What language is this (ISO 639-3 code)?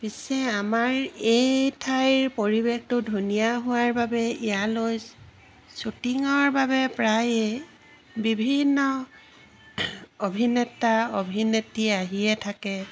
asm